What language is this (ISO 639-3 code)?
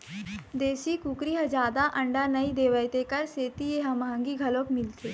hne